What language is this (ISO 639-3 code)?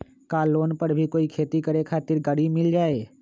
mag